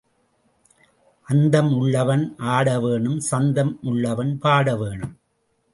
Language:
Tamil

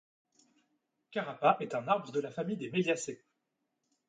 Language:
French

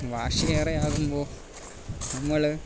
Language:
Malayalam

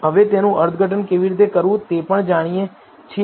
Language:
Gujarati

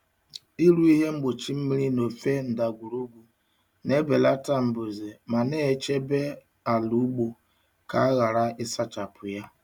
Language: Igbo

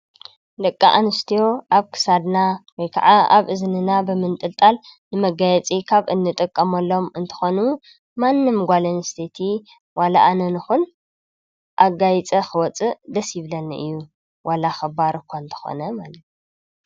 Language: Tigrinya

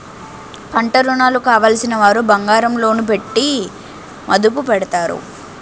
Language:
Telugu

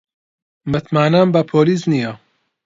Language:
Central Kurdish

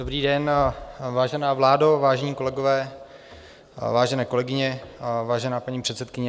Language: Czech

